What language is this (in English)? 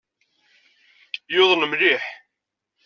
Kabyle